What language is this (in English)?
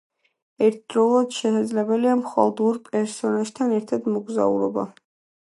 Georgian